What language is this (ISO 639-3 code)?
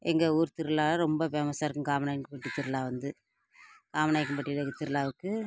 tam